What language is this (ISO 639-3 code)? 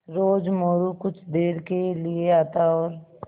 hin